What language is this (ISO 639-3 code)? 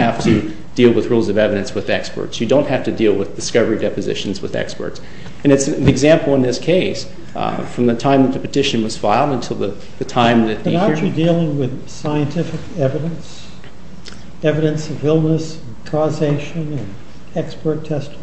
eng